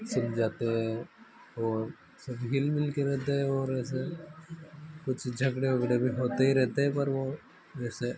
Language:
Hindi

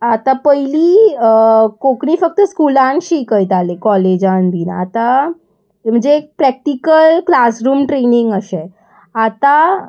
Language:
Konkani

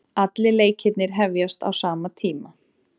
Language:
Icelandic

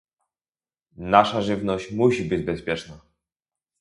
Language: Polish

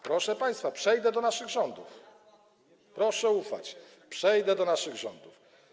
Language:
Polish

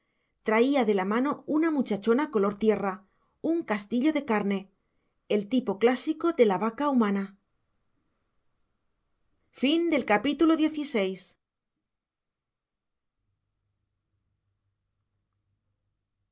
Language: Spanish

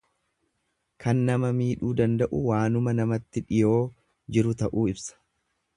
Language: Oromo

